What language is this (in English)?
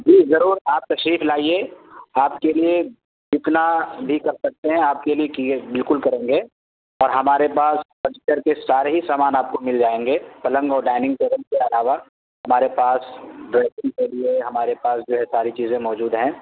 Urdu